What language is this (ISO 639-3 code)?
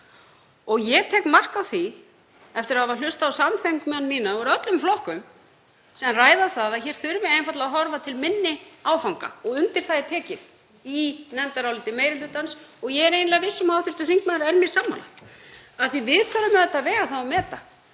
isl